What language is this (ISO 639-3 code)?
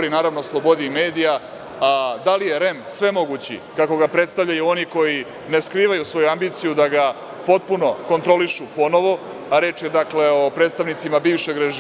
srp